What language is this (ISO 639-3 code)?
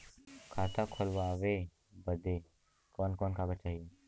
bho